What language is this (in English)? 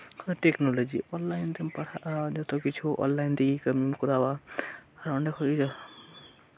Santali